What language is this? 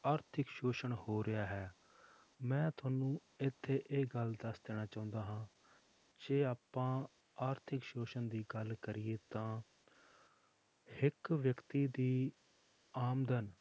Punjabi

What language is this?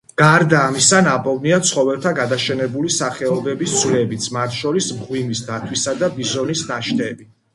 Georgian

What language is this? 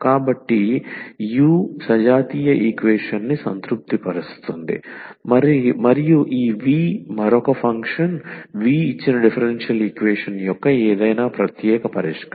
Telugu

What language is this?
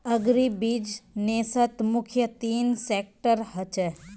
Magahi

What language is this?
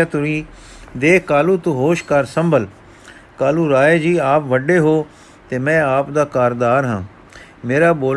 Punjabi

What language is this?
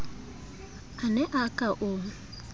Southern Sotho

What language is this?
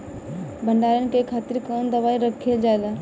Bhojpuri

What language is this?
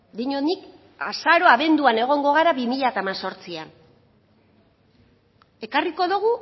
Basque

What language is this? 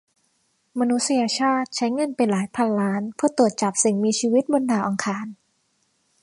Thai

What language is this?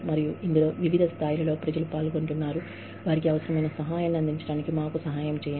Telugu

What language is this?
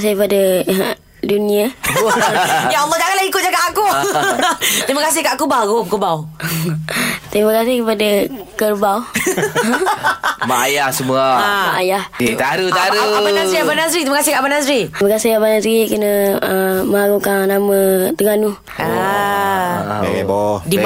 Malay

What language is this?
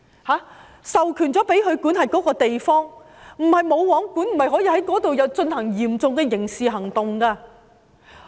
Cantonese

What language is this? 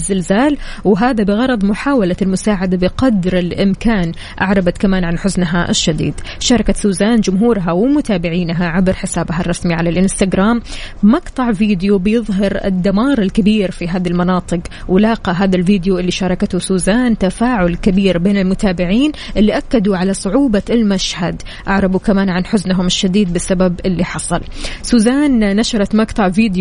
Arabic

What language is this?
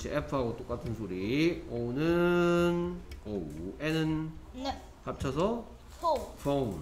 Korean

